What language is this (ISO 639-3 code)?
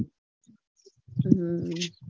guj